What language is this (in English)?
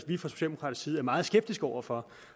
Danish